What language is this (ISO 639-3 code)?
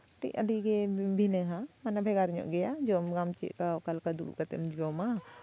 sat